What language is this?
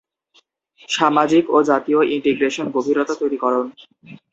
Bangla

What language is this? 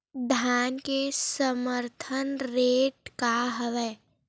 Chhattisgarhi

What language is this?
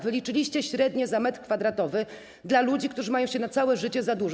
Polish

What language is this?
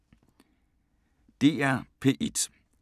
Danish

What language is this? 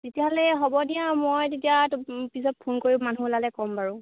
Assamese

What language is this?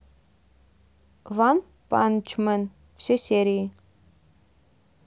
Russian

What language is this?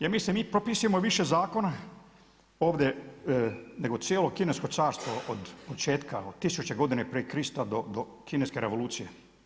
Croatian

